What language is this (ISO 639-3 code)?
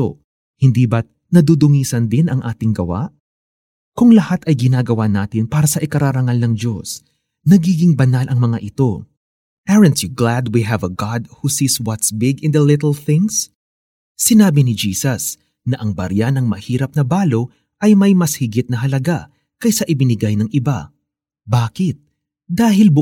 fil